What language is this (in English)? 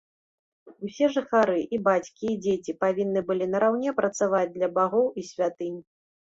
Belarusian